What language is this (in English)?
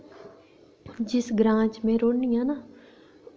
Dogri